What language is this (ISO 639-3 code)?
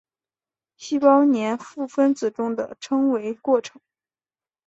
zho